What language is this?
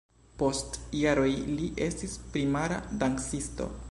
Esperanto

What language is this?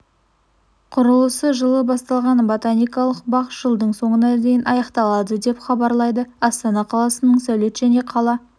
Kazakh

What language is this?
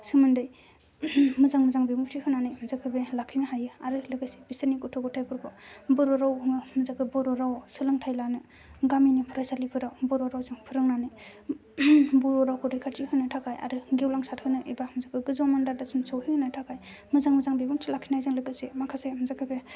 Bodo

